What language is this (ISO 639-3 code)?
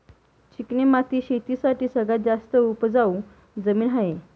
mar